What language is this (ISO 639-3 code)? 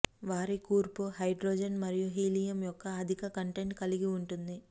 tel